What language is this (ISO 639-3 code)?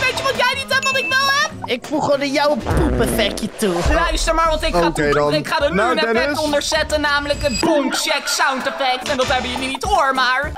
nld